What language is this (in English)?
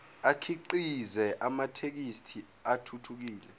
Zulu